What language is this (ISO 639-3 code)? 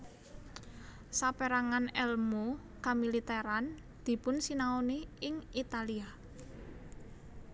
jav